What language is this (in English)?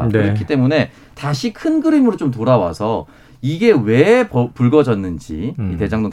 Korean